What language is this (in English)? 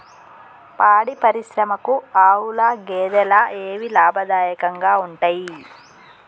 Telugu